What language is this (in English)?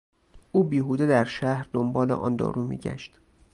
Persian